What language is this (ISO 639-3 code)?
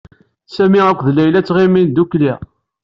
kab